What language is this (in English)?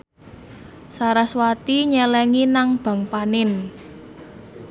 Javanese